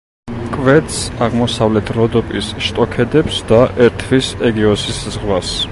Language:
Georgian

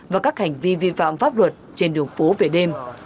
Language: Vietnamese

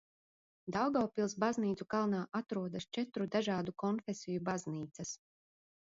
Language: Latvian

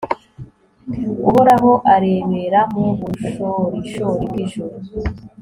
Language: Kinyarwanda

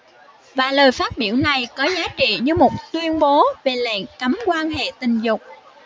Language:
Vietnamese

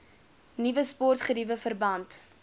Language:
Afrikaans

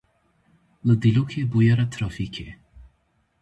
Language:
Kurdish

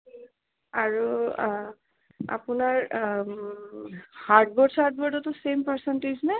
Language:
Assamese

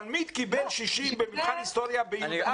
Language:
Hebrew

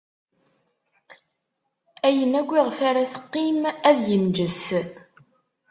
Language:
Kabyle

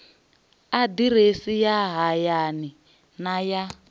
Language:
Venda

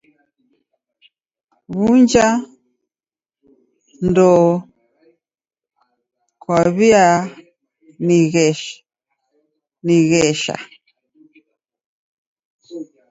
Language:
Taita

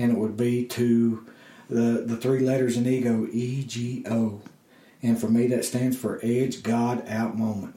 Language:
English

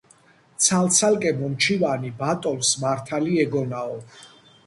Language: Georgian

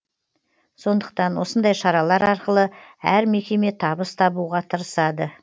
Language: Kazakh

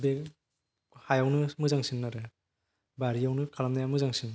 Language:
Bodo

